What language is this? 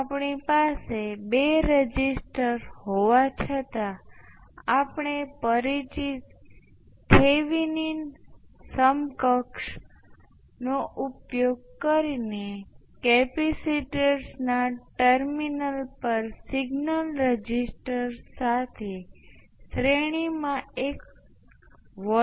Gujarati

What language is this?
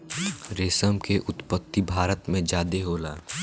Bhojpuri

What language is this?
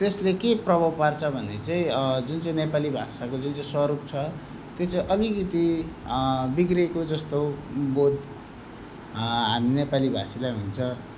Nepali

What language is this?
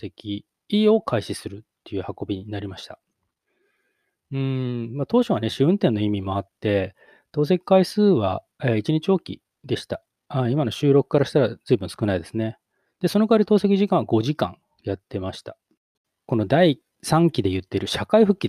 Japanese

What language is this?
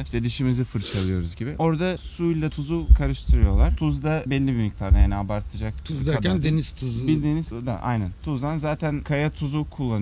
Turkish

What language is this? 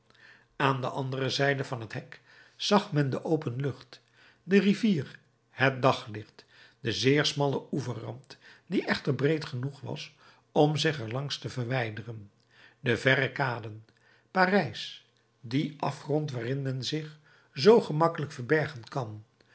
Dutch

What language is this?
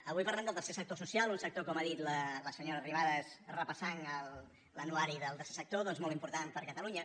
Catalan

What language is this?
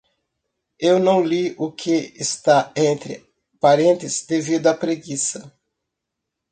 Portuguese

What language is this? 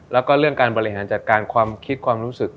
Thai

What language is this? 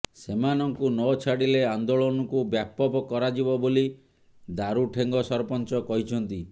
Odia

